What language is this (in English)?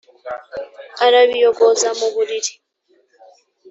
Kinyarwanda